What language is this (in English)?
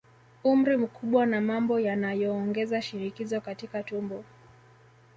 Swahili